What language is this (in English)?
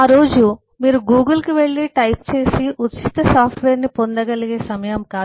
Telugu